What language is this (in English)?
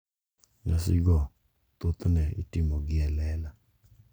Luo (Kenya and Tanzania)